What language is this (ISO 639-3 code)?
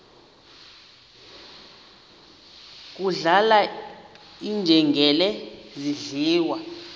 xho